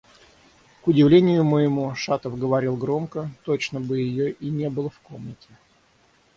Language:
Russian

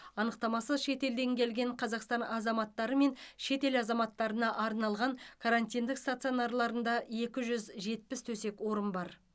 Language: Kazakh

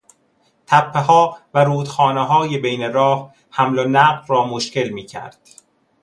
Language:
Persian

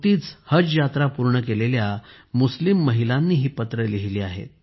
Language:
Marathi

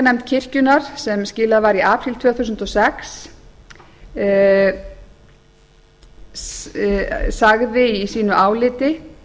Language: Icelandic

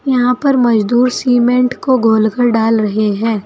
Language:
Hindi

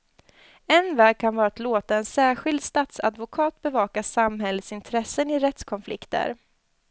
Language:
Swedish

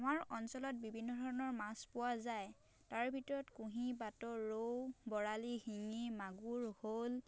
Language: Assamese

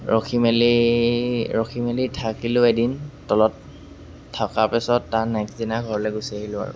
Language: Assamese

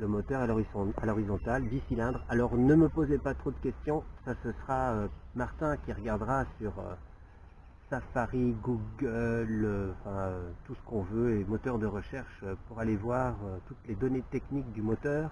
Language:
French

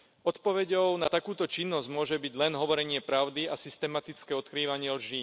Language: Slovak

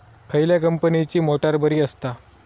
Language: Marathi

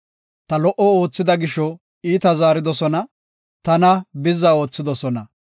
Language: Gofa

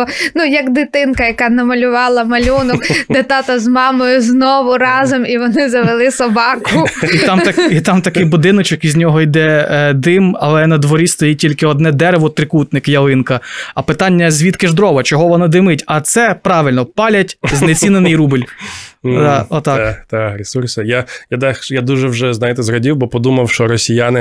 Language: Ukrainian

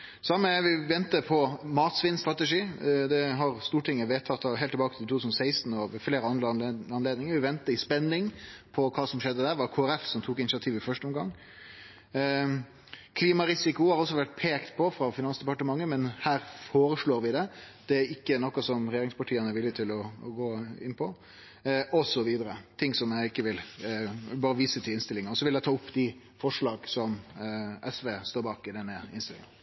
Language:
Norwegian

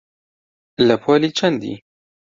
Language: Central Kurdish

